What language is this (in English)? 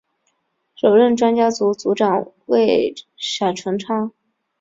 Chinese